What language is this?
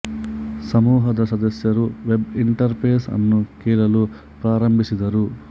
Kannada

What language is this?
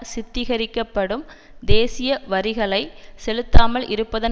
Tamil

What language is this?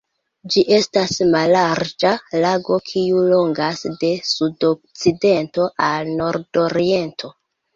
Esperanto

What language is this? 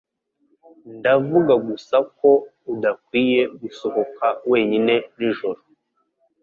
Kinyarwanda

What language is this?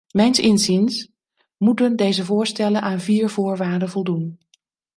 Dutch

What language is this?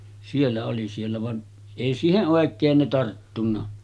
Finnish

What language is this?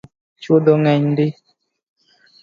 Luo (Kenya and Tanzania)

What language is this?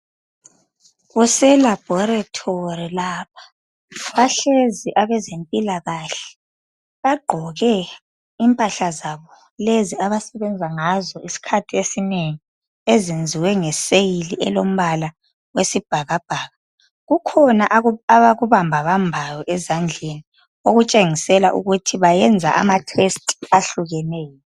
North Ndebele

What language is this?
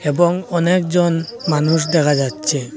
Bangla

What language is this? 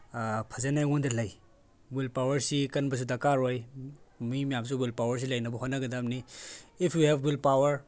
Manipuri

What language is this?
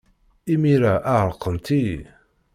Kabyle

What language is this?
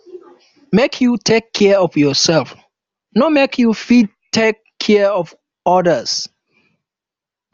Nigerian Pidgin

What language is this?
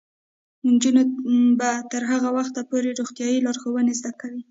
Pashto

